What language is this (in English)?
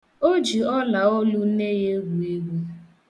Igbo